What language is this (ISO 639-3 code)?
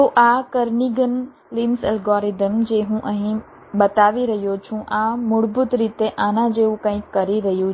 guj